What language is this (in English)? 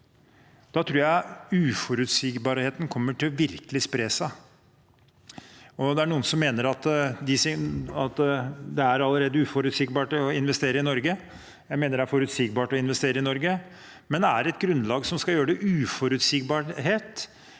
Norwegian